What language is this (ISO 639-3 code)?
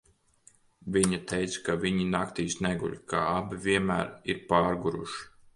lav